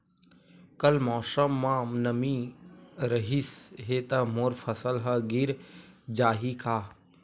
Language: Chhattisgarhi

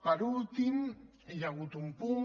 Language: Catalan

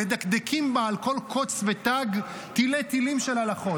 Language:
Hebrew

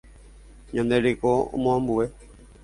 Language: Guarani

